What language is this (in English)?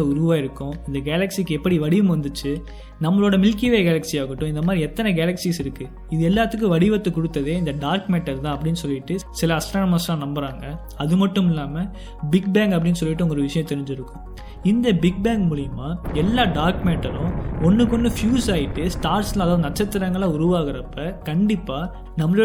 Tamil